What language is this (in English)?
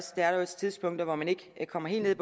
Danish